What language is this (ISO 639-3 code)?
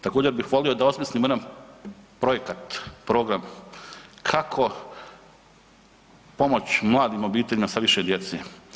hrv